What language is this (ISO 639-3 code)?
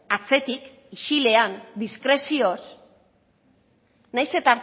eus